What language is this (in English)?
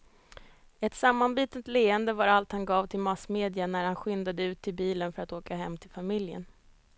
Swedish